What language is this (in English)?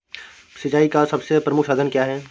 Hindi